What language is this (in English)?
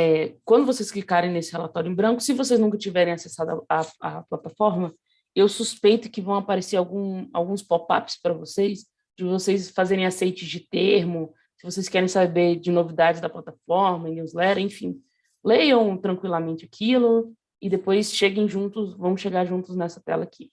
Portuguese